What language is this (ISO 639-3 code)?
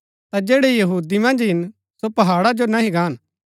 gbk